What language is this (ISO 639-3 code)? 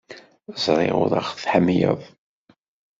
kab